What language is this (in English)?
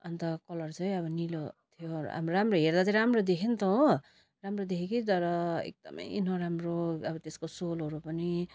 Nepali